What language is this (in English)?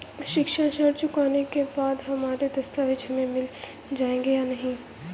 Hindi